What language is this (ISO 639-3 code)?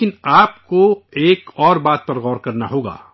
urd